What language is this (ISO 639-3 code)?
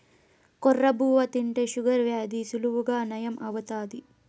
tel